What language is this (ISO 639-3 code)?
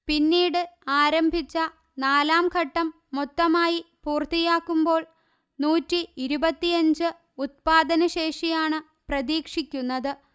mal